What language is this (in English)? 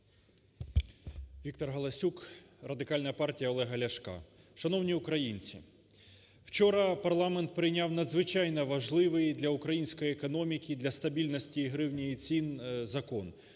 Ukrainian